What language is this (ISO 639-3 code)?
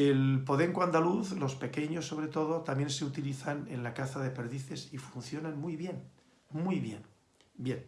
spa